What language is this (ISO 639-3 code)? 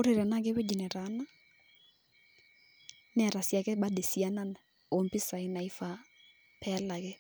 mas